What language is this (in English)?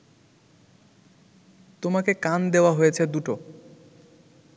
Bangla